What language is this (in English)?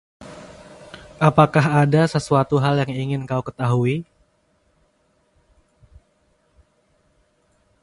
Indonesian